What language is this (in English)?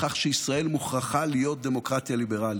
Hebrew